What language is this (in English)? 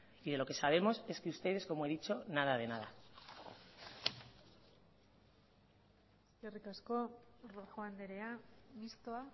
Spanish